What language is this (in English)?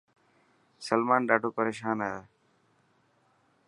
Dhatki